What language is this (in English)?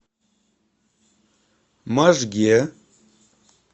Russian